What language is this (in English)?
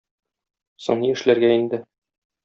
Tatar